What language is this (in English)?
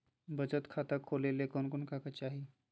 Magahi